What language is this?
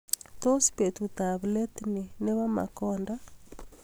Kalenjin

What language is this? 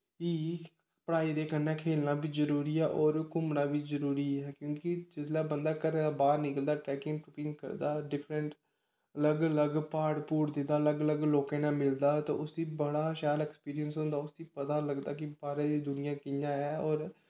Dogri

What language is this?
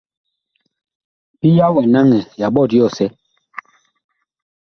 Bakoko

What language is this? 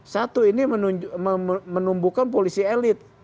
Indonesian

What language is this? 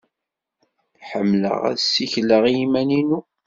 Kabyle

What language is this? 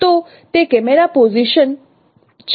Gujarati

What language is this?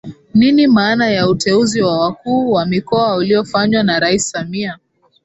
Swahili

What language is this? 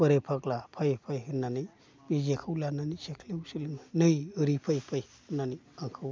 Bodo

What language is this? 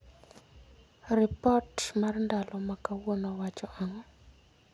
Luo (Kenya and Tanzania)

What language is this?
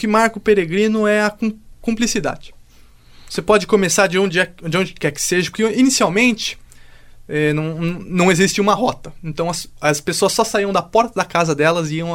Portuguese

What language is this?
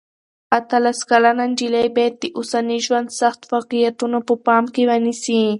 Pashto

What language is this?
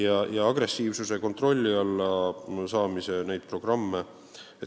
Estonian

